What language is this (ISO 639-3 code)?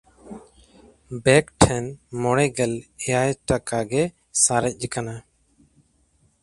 sat